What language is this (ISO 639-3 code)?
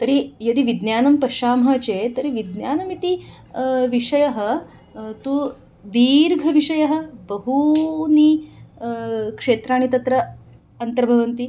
san